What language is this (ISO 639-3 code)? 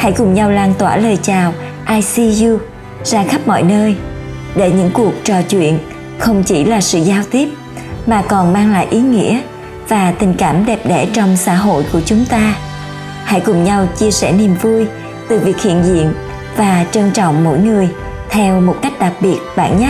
vie